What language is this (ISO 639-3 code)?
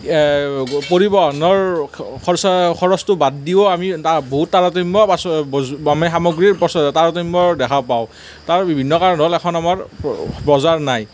asm